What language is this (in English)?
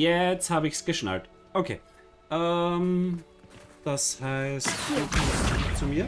German